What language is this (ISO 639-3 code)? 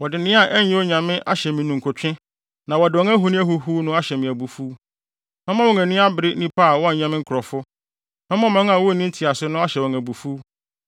aka